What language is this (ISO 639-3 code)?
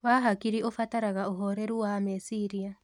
kik